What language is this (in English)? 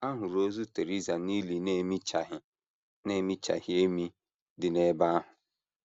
Igbo